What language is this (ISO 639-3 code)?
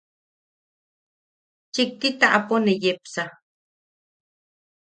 yaq